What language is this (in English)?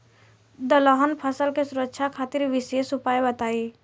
Bhojpuri